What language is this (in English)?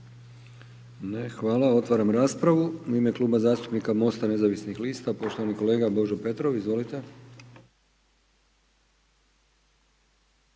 Croatian